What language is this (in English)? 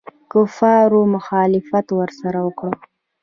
Pashto